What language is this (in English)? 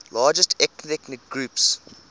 English